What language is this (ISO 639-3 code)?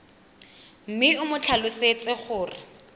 tsn